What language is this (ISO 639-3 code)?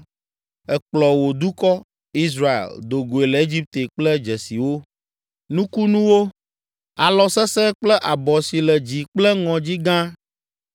ewe